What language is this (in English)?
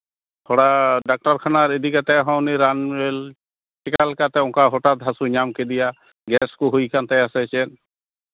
Santali